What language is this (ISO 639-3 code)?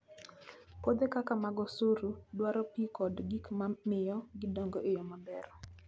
luo